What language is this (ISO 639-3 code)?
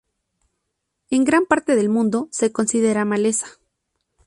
spa